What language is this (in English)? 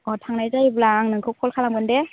Bodo